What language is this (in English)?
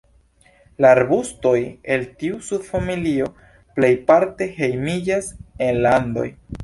Esperanto